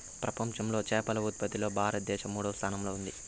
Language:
Telugu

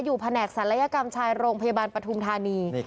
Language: Thai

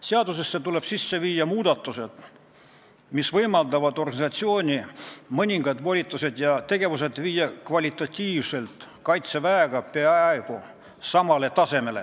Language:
Estonian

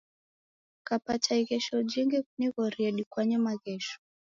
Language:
Taita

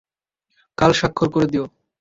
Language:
Bangla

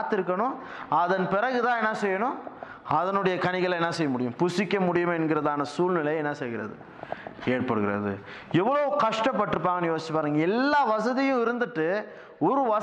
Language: Tamil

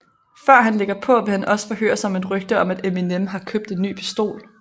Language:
Danish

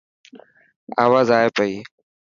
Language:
Dhatki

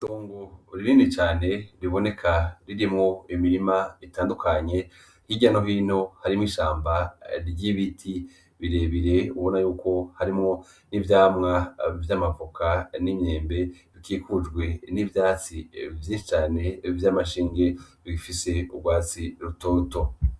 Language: Rundi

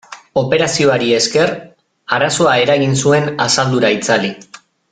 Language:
Basque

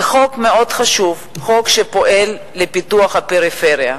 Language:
Hebrew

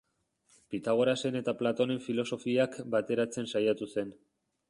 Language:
Basque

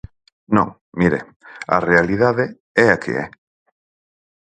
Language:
Galician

